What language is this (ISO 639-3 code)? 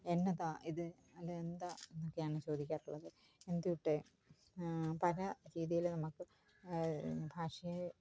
mal